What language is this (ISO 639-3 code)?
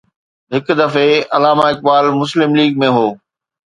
snd